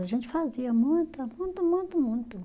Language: Portuguese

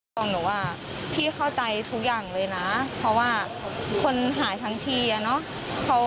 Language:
Thai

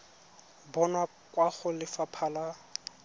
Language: Tswana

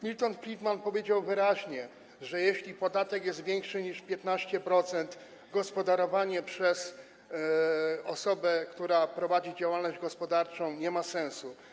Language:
Polish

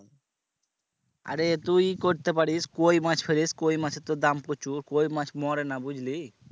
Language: Bangla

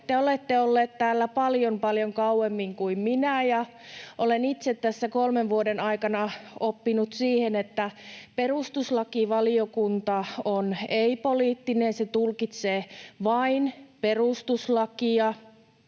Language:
Finnish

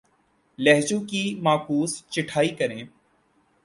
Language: Urdu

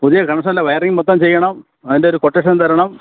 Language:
Malayalam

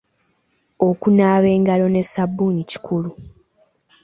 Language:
Ganda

